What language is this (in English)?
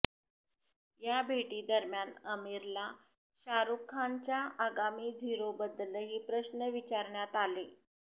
Marathi